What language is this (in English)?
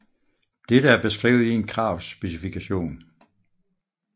Danish